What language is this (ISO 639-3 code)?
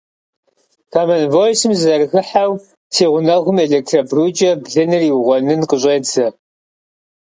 kbd